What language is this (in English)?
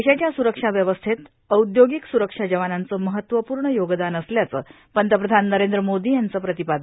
Marathi